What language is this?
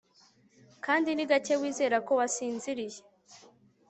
Kinyarwanda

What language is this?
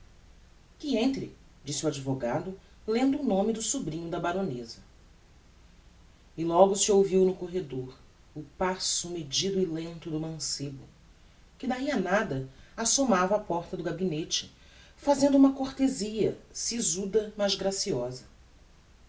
Portuguese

